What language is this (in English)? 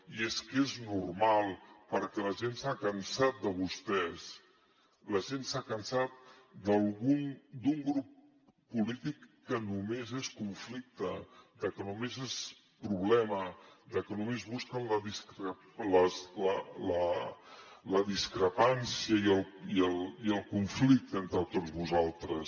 Catalan